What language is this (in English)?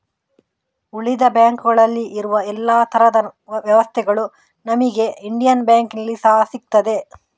Kannada